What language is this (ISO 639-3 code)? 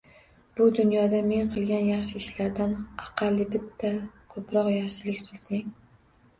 uzb